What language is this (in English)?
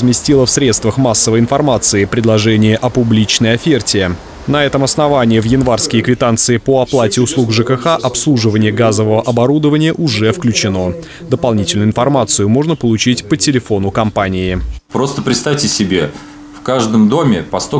Russian